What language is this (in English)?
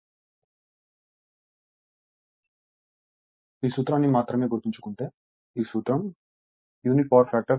Telugu